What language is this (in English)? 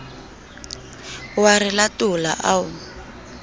Southern Sotho